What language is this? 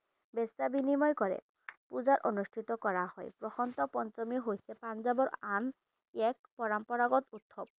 Assamese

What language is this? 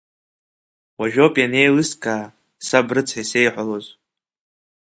Abkhazian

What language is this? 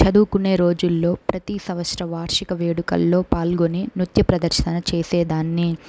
Telugu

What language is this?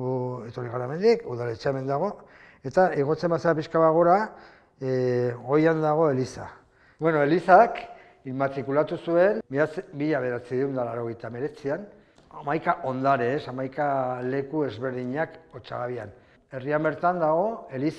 Spanish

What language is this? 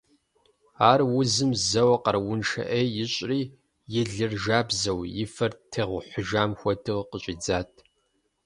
Kabardian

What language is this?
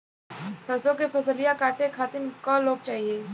Bhojpuri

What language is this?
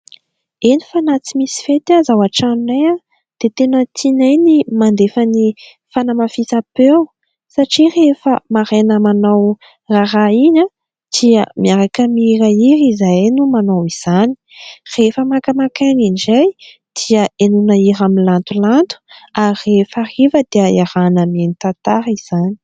Malagasy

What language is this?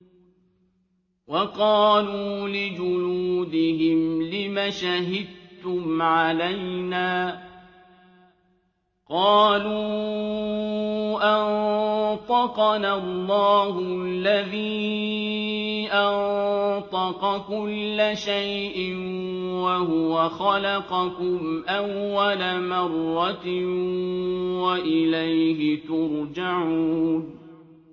Arabic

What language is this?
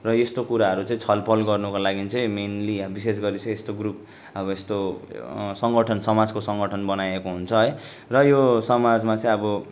Nepali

